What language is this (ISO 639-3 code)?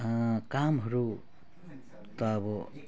nep